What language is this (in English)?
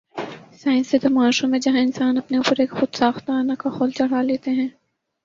Urdu